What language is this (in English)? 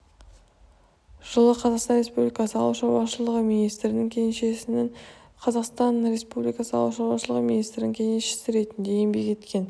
Kazakh